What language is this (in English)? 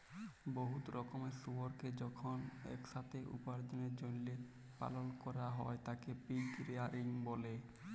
Bangla